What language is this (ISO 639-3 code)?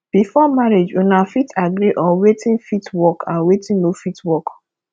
pcm